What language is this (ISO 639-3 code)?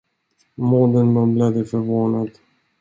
swe